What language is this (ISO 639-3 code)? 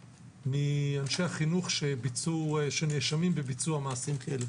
heb